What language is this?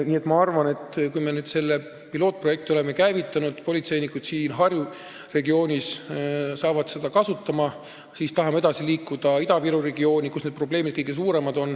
Estonian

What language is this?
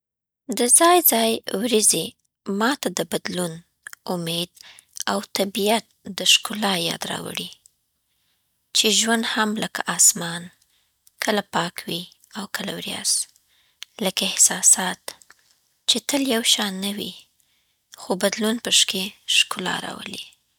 Southern Pashto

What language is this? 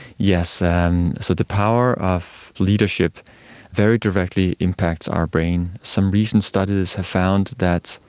English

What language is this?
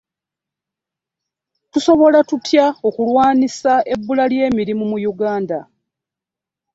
Ganda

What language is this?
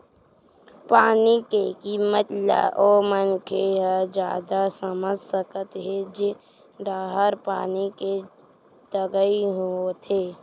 Chhattisgarhi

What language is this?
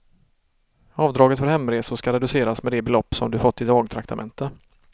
Swedish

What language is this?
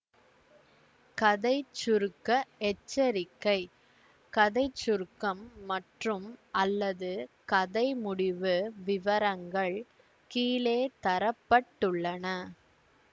Tamil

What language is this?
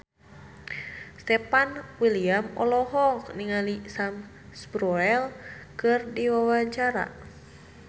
Sundanese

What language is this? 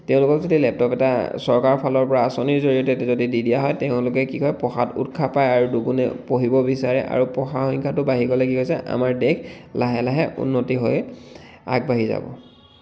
Assamese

